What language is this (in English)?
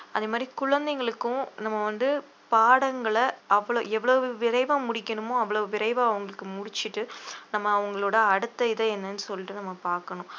Tamil